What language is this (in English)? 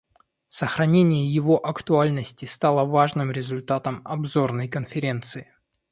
Russian